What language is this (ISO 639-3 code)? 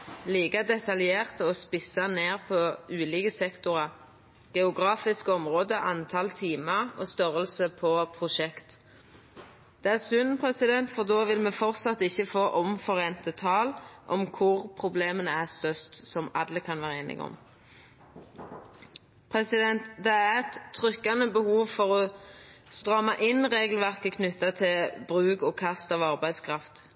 nno